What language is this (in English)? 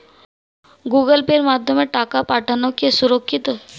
Bangla